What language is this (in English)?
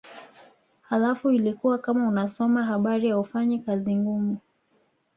Swahili